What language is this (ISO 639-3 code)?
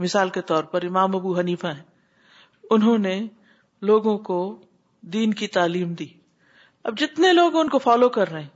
urd